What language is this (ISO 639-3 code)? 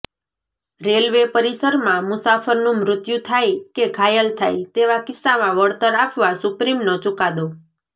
guj